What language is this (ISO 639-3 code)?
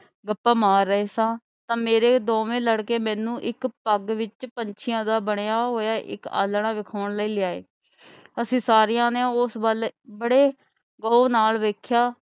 pan